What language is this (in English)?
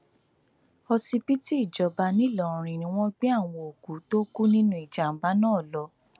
Yoruba